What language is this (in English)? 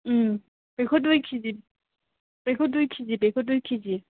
Bodo